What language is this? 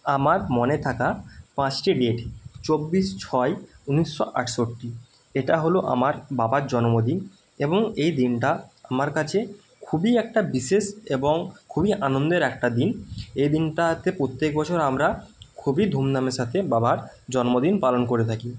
Bangla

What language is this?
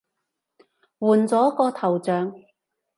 Cantonese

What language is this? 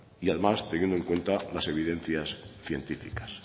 Spanish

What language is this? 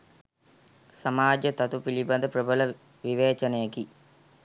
Sinhala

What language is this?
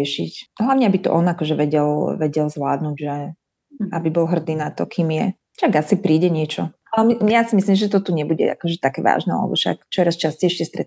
Slovak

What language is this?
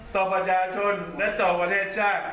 Thai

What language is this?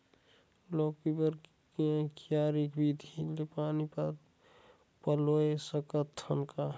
Chhattisgarhi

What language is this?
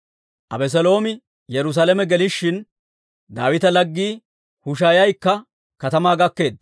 Dawro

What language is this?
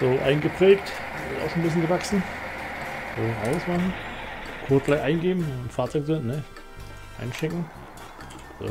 German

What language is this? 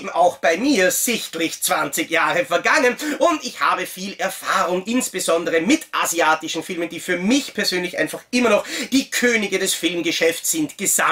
German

